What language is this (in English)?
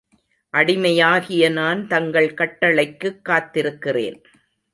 Tamil